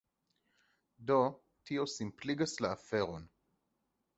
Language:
Esperanto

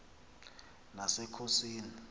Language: Xhosa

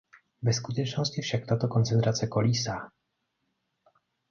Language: Czech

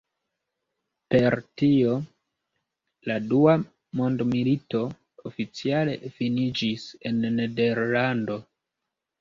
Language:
Esperanto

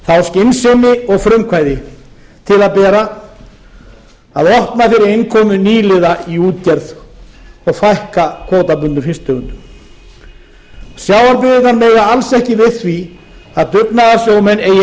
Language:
Icelandic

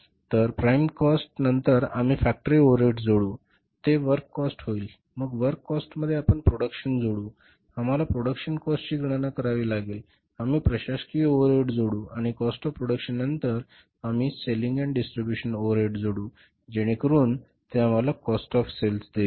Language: Marathi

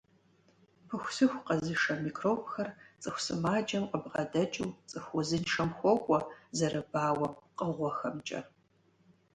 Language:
Kabardian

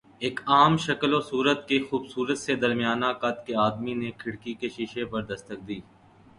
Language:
Urdu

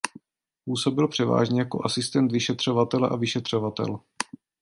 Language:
Czech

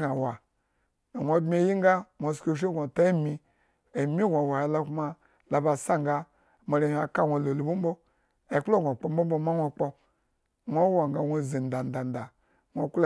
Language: Eggon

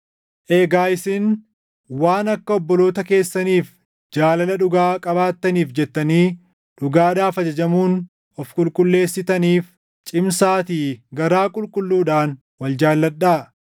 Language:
Oromo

